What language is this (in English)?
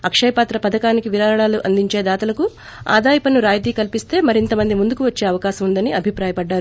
Telugu